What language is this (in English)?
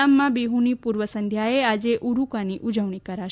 Gujarati